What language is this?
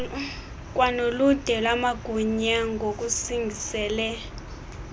Xhosa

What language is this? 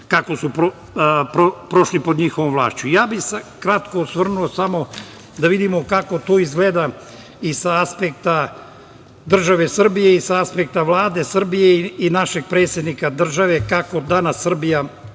Serbian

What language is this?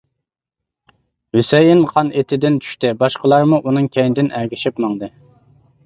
Uyghur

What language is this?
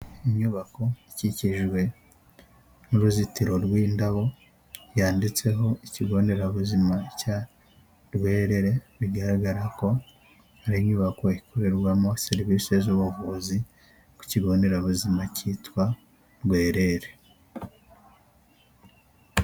Kinyarwanda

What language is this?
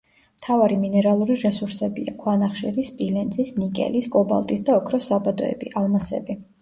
Georgian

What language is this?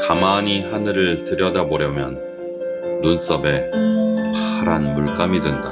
Korean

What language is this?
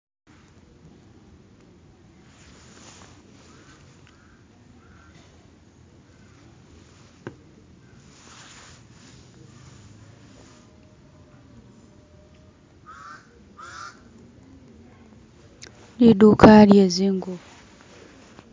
Masaaba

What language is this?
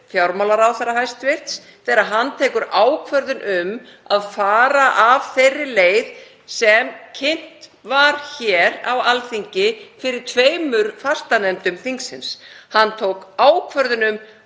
Icelandic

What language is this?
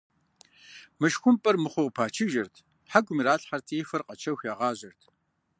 Kabardian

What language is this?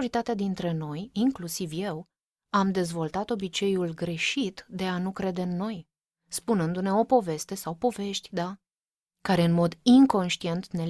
Romanian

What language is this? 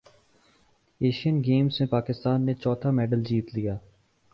Urdu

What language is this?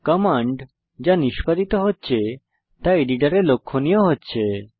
Bangla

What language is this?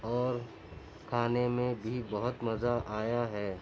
Urdu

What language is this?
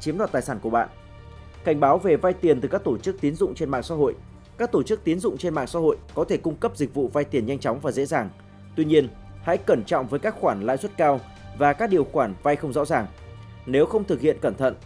Vietnamese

